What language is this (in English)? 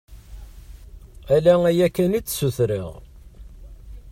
Kabyle